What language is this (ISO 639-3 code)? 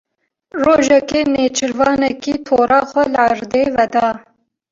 kur